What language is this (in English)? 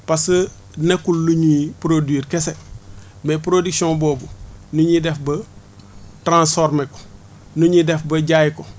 Wolof